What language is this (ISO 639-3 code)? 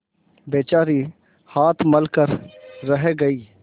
hin